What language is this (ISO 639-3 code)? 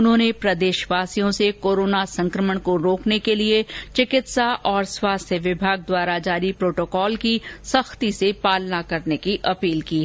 hin